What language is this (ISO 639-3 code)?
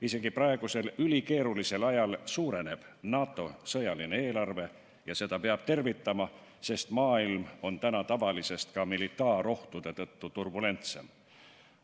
est